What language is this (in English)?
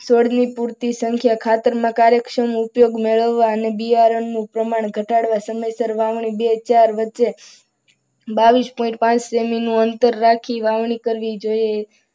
Gujarati